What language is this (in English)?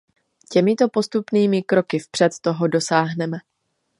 Czech